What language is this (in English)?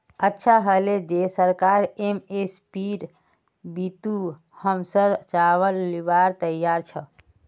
Magahi